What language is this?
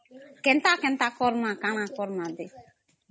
Odia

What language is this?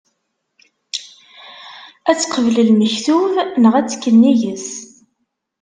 Kabyle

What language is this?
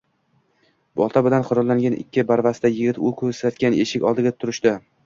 Uzbek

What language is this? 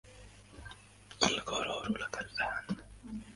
Arabic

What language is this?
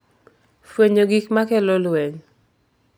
Luo (Kenya and Tanzania)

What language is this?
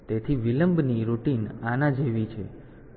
Gujarati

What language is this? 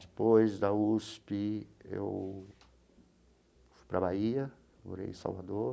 Portuguese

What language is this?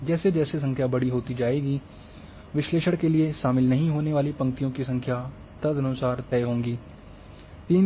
Hindi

